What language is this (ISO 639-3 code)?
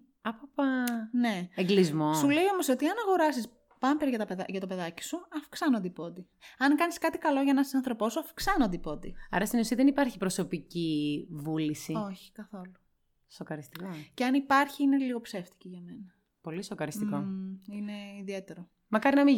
ell